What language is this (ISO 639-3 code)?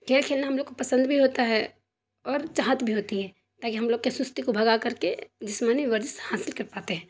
urd